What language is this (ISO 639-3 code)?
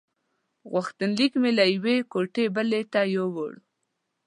pus